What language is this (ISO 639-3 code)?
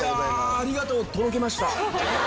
jpn